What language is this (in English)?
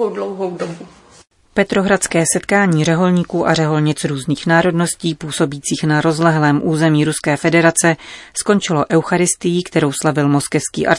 Czech